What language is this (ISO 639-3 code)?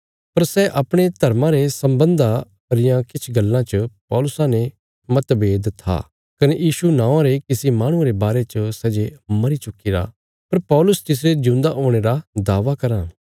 kfs